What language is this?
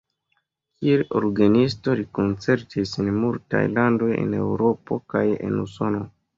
Esperanto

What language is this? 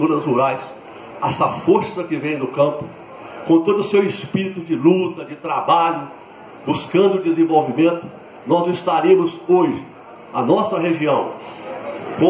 Portuguese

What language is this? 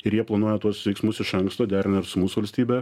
Lithuanian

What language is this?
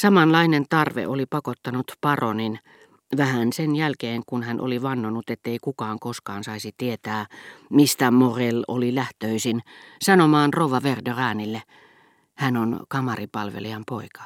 Finnish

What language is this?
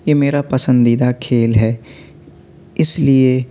Urdu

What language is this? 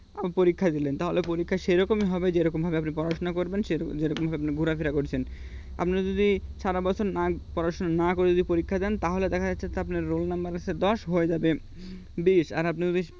Bangla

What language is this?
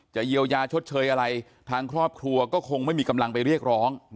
Thai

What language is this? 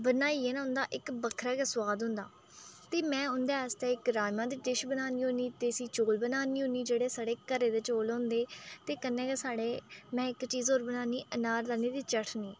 Dogri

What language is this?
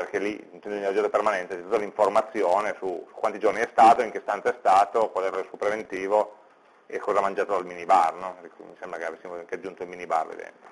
Italian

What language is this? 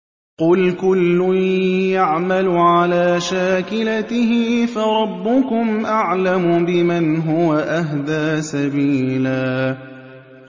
Arabic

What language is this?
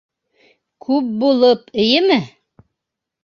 Bashkir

